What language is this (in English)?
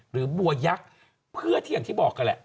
Thai